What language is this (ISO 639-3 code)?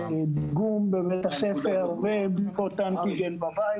heb